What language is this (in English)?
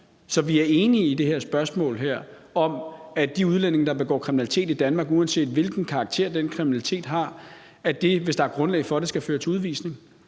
Danish